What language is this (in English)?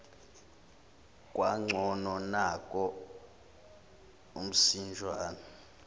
Zulu